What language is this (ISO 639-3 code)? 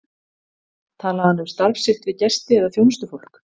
isl